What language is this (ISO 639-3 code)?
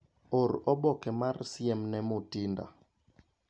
luo